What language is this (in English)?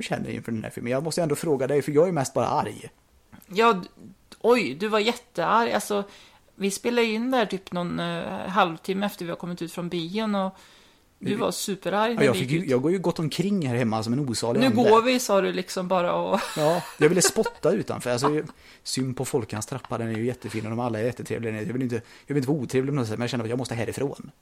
Swedish